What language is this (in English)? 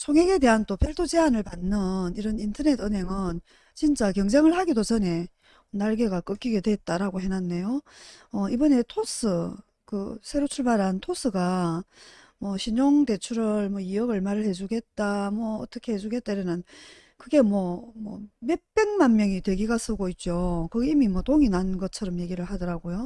Korean